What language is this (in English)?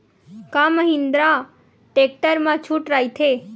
Chhattisgarhi